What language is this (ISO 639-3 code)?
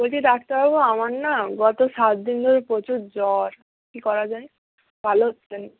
ben